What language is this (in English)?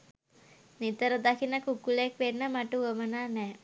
Sinhala